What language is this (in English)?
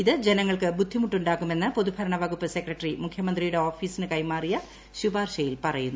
Malayalam